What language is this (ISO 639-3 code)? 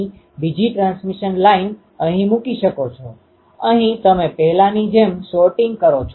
guj